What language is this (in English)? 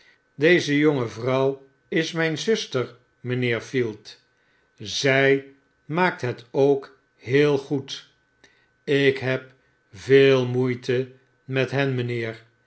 Dutch